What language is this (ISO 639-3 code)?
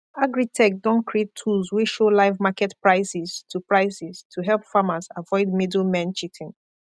pcm